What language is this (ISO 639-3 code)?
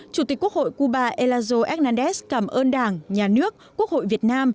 vie